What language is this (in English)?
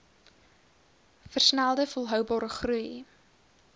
Afrikaans